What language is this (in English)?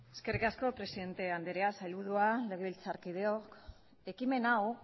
Basque